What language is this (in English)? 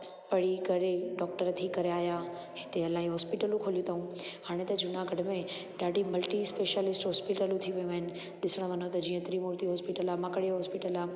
Sindhi